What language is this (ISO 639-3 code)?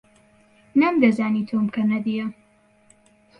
ckb